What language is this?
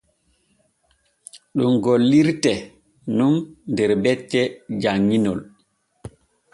Borgu Fulfulde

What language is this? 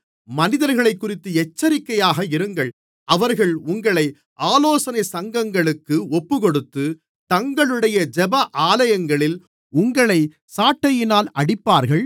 Tamil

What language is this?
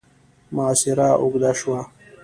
Pashto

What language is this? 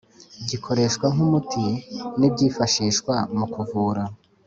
Kinyarwanda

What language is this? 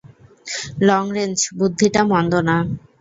Bangla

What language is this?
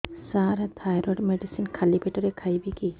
Odia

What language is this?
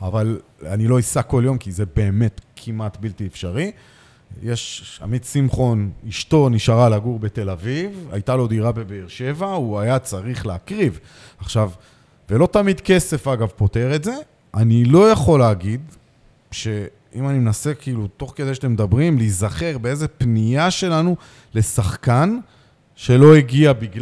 Hebrew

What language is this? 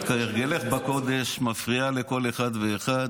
Hebrew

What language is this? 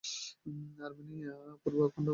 Bangla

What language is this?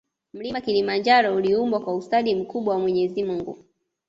Swahili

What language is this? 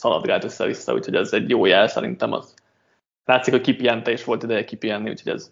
Hungarian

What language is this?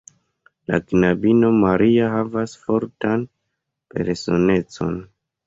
Esperanto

